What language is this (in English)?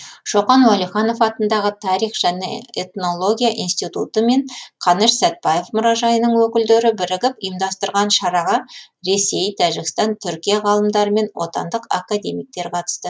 Kazakh